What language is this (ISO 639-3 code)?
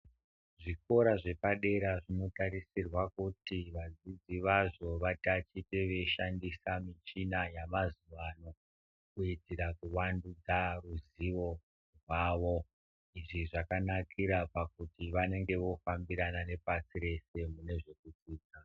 ndc